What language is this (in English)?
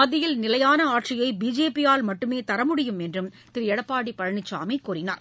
Tamil